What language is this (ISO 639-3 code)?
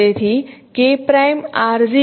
guj